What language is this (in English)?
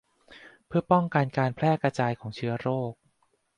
Thai